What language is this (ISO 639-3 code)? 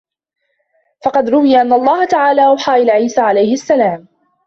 ara